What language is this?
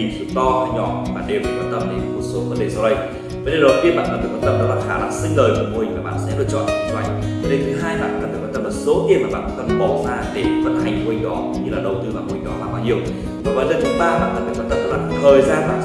Vietnamese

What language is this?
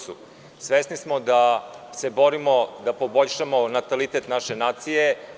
Serbian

